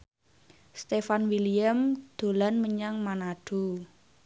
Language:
Javanese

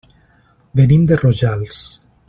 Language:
Catalan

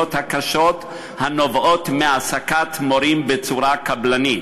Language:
Hebrew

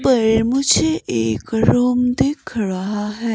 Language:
Hindi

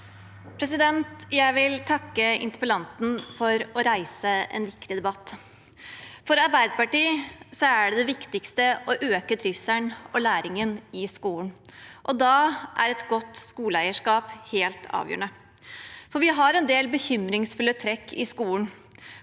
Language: Norwegian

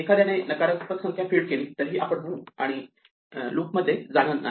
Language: Marathi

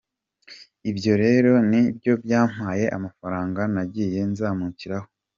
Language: Kinyarwanda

